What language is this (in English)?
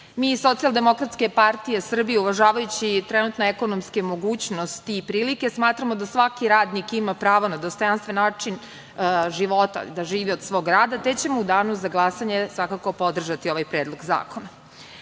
Serbian